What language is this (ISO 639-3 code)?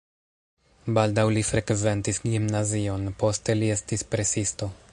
epo